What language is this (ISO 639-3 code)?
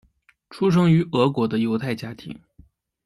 zho